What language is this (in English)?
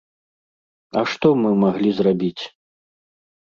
Belarusian